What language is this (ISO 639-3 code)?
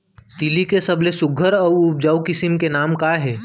hne